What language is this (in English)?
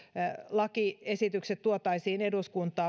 Finnish